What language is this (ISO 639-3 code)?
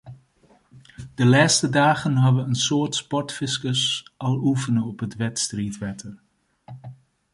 fry